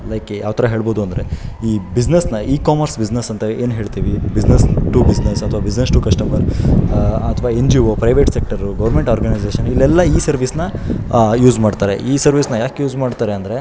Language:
Kannada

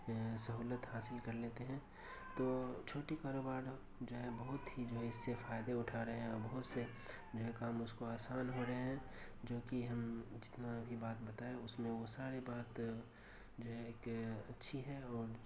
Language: Urdu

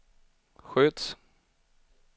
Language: Swedish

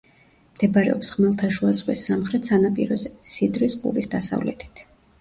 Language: Georgian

